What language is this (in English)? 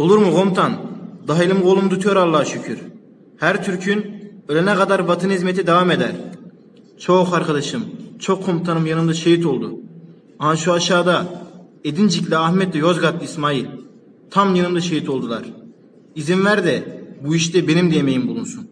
Turkish